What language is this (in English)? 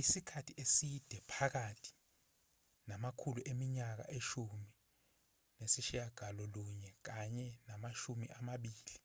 Zulu